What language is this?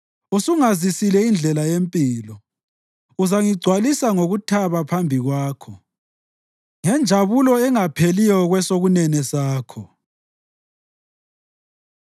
North Ndebele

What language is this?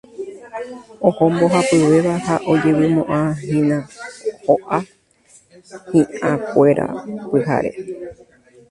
Guarani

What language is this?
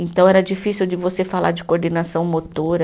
Portuguese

